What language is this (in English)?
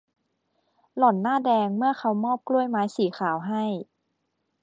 Thai